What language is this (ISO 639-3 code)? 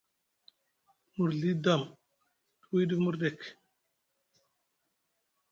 mug